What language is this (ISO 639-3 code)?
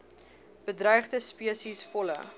afr